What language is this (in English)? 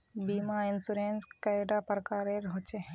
Magahi